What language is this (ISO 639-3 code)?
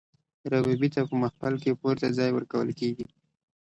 pus